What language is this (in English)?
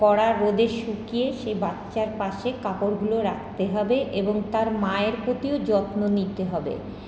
Bangla